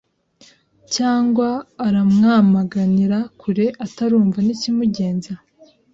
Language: Kinyarwanda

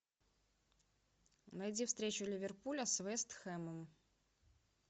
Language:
Russian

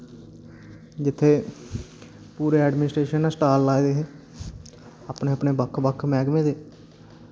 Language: Dogri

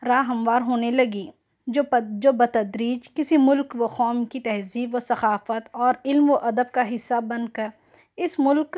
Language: Urdu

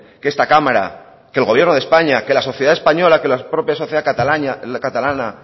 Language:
Spanish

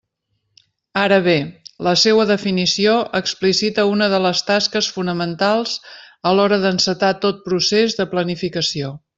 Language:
Catalan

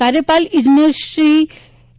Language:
Gujarati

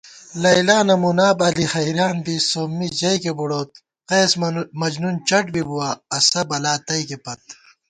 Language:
Gawar-Bati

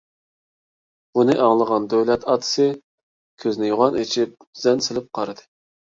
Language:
Uyghur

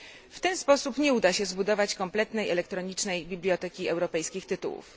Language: Polish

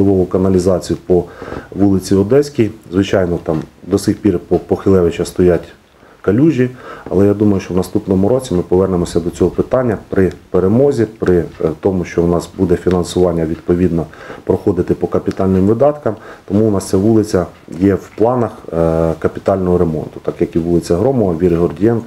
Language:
Ukrainian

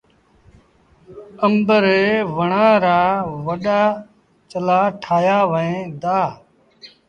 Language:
Sindhi Bhil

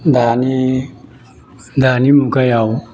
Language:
Bodo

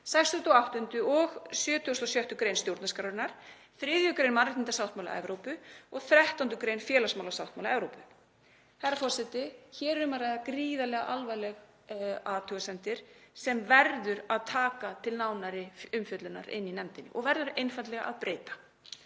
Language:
Icelandic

